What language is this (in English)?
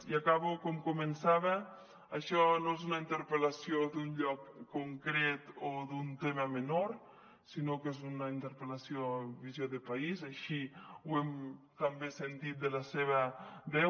Catalan